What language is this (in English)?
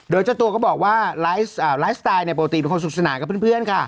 Thai